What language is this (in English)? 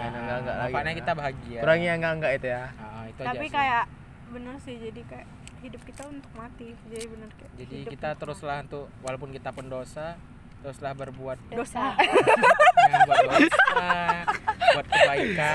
Indonesian